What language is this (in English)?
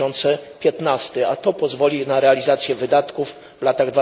Polish